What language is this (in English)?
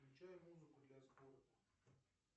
Russian